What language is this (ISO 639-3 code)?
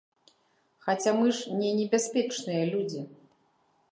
bel